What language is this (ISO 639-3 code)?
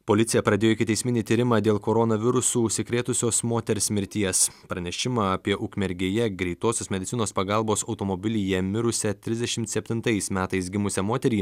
lit